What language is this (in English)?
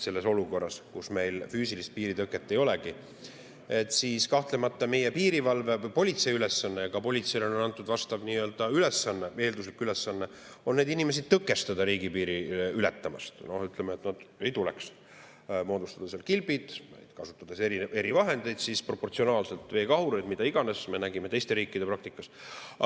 Estonian